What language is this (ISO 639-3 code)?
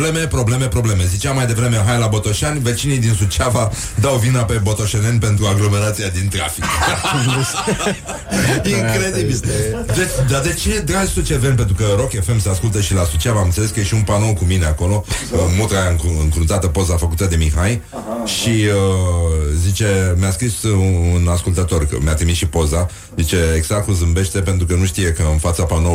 ron